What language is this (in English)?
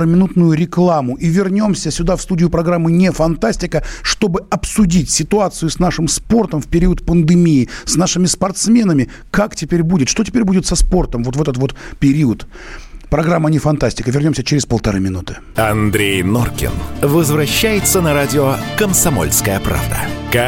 Russian